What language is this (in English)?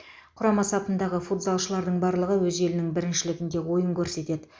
Kazakh